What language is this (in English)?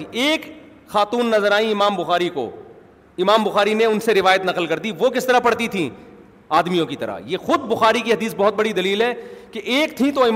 Urdu